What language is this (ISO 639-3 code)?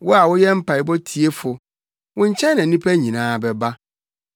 aka